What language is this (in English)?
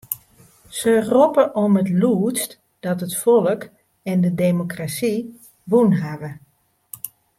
Western Frisian